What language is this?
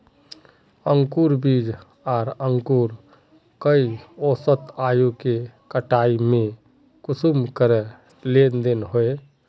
Magahi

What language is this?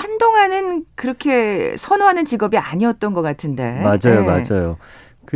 Korean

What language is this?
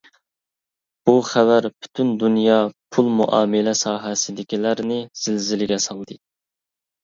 Uyghur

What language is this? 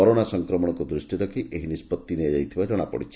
Odia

